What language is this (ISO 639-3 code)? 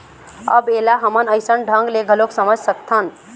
hne